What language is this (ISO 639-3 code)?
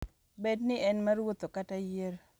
luo